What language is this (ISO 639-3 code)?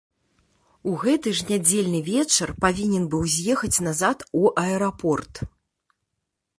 bel